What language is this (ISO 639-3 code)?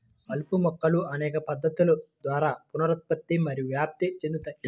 tel